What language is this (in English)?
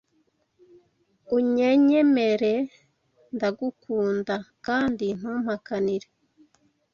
Kinyarwanda